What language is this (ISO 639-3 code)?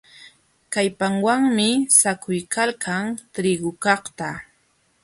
qxw